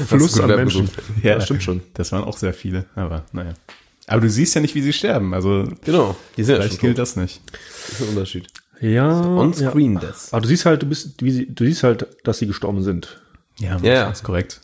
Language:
German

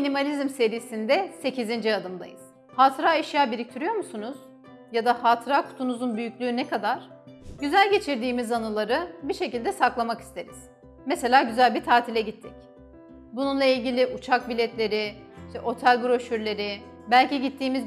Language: Turkish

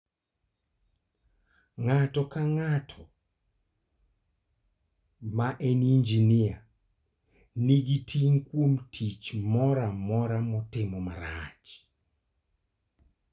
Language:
Luo (Kenya and Tanzania)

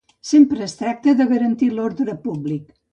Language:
Catalan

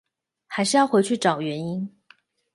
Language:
Chinese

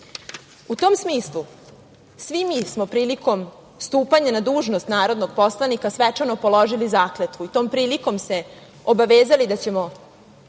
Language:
Serbian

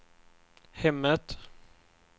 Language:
Swedish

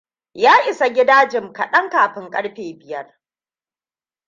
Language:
Hausa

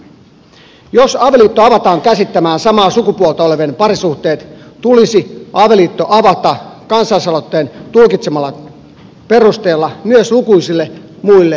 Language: Finnish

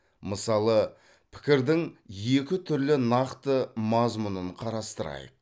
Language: Kazakh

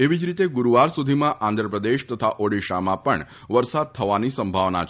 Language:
Gujarati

